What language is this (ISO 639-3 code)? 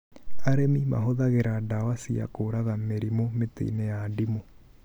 kik